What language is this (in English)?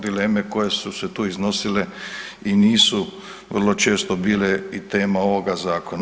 Croatian